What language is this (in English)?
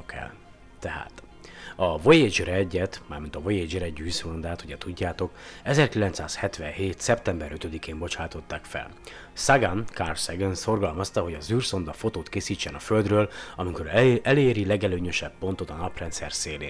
Hungarian